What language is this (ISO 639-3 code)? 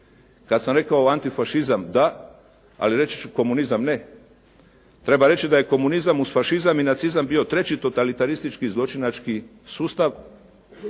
hrv